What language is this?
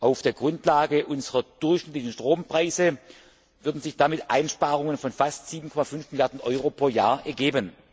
German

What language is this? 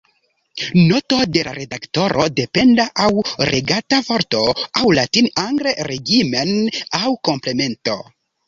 Esperanto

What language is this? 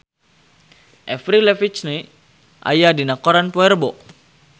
Sundanese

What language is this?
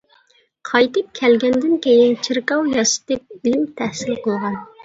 Uyghur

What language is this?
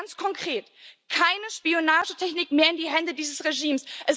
German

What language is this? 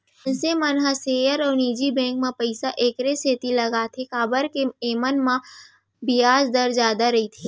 Chhattisgarhi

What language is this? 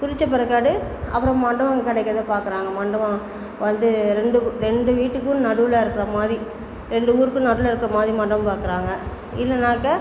Tamil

